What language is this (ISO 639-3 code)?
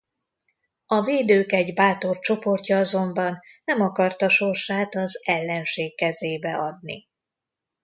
hun